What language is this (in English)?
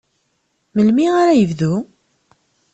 Kabyle